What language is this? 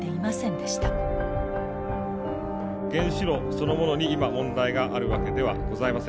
Japanese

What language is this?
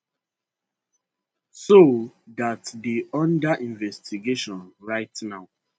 Nigerian Pidgin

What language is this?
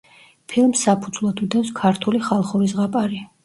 Georgian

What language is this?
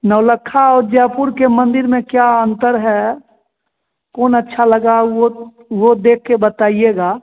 Hindi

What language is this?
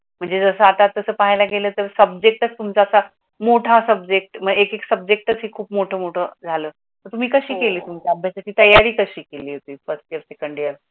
Marathi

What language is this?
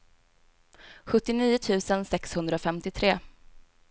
Swedish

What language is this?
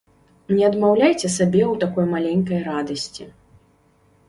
Belarusian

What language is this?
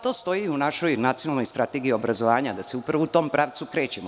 Serbian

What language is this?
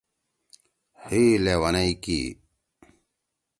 Torwali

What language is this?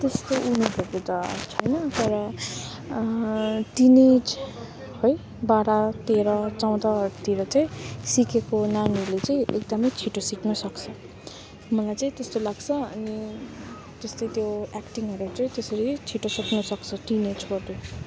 Nepali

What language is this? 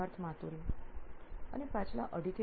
Gujarati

